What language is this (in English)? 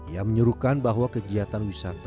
Indonesian